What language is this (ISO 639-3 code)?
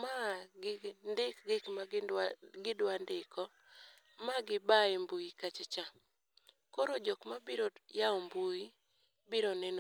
luo